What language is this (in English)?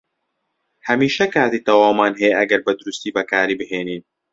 Central Kurdish